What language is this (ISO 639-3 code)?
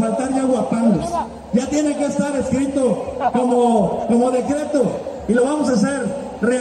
spa